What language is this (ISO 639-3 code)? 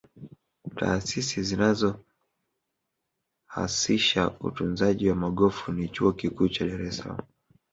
swa